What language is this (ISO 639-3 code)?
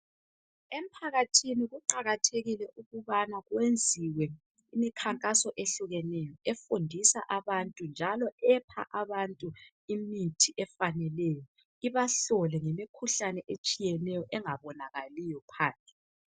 nde